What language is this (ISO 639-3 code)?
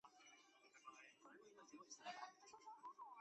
zho